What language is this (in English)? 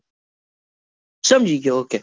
Gujarati